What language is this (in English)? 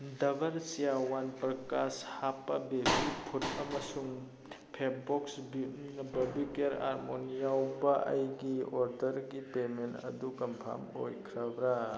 Manipuri